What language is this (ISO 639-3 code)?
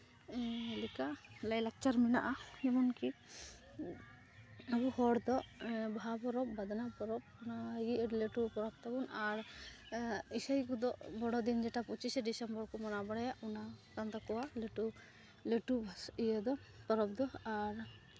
sat